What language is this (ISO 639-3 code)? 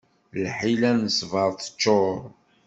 kab